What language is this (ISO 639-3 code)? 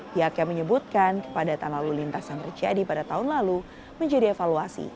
ind